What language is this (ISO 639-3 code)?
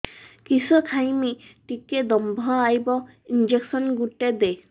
ori